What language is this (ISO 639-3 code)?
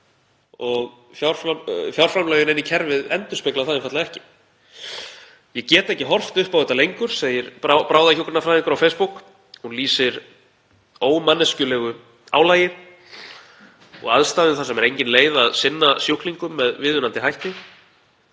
isl